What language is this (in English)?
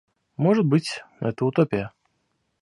Russian